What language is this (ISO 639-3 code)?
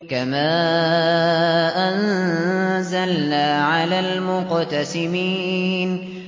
ara